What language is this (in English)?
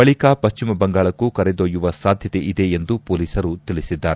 Kannada